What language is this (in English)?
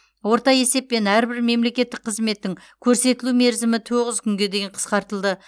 Kazakh